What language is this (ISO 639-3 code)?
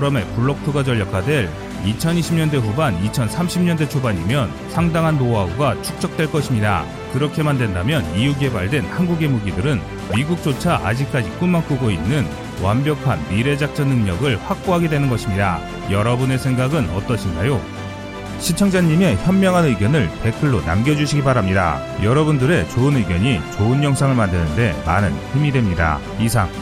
kor